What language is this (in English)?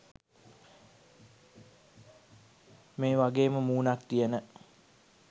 Sinhala